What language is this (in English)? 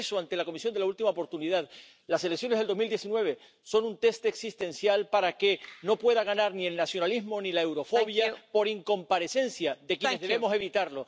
Spanish